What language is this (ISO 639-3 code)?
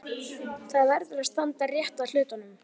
isl